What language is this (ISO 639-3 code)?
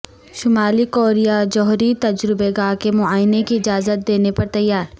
urd